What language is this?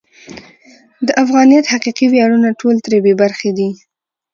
Pashto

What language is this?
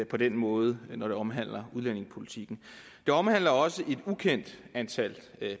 Danish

